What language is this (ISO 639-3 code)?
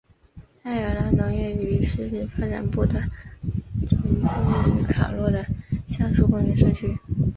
zho